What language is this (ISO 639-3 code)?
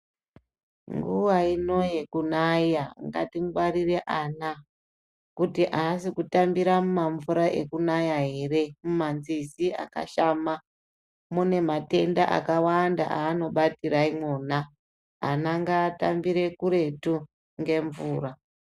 ndc